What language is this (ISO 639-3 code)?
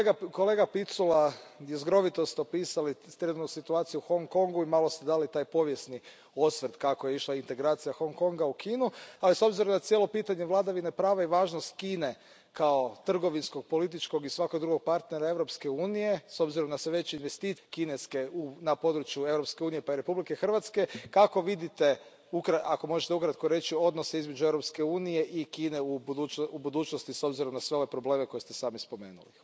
hrv